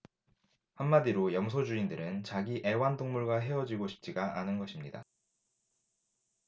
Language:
Korean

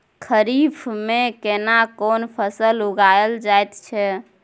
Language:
Maithili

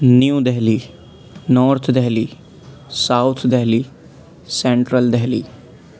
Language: Urdu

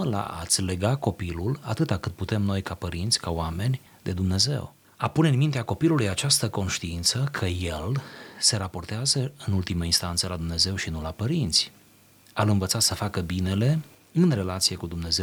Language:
Romanian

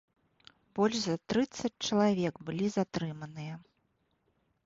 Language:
Belarusian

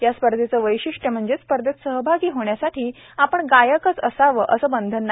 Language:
Marathi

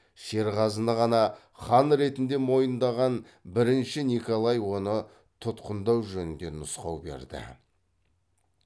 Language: Kazakh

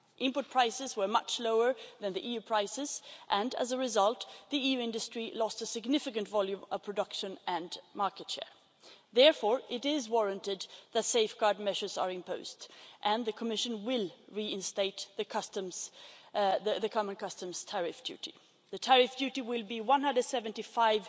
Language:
English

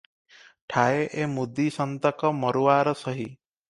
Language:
Odia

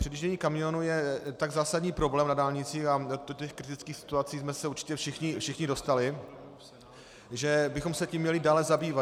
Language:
Czech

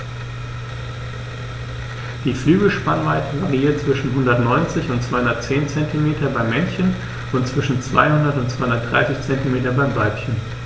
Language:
German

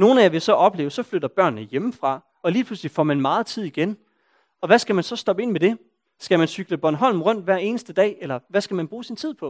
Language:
Danish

